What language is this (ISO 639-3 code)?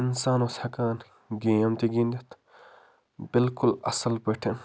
kas